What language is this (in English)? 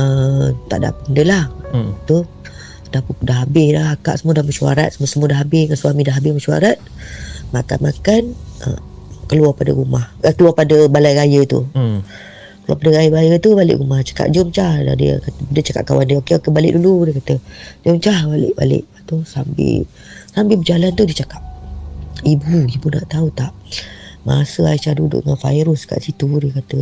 Malay